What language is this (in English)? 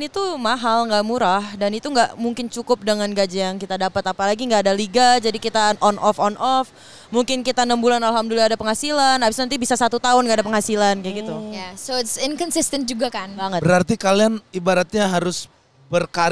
Indonesian